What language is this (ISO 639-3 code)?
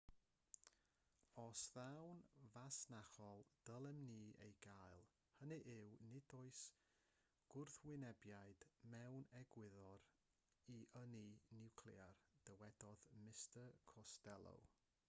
cym